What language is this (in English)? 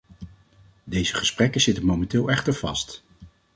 Dutch